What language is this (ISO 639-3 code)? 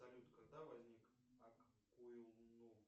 rus